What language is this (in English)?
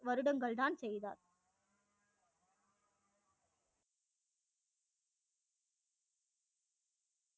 Tamil